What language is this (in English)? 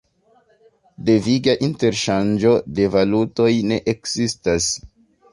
Esperanto